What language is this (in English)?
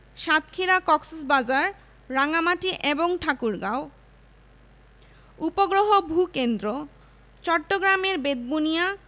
Bangla